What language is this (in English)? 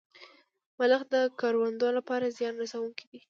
Pashto